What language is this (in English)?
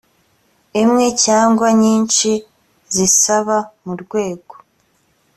Kinyarwanda